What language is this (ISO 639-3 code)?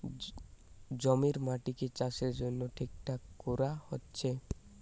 ben